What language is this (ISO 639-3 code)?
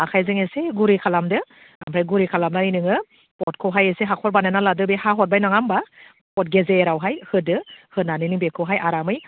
brx